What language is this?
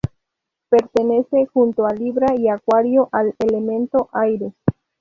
Spanish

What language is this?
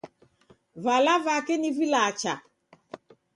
Taita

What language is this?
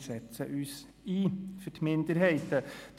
Swiss German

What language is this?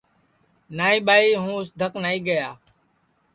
Sansi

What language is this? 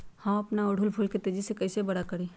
Magahi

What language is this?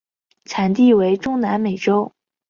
Chinese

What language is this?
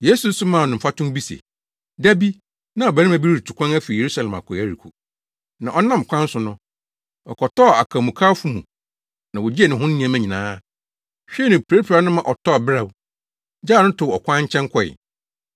Akan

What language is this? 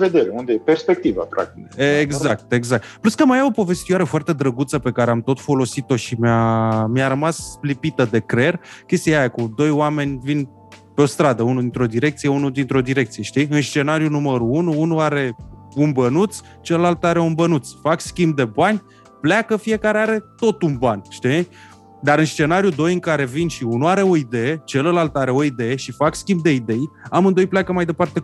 Romanian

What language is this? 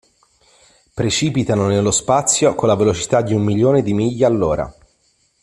Italian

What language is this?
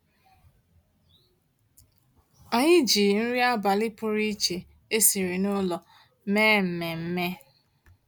Igbo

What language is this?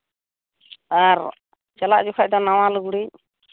Santali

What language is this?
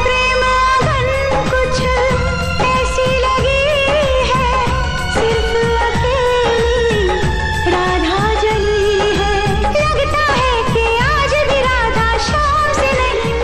Hindi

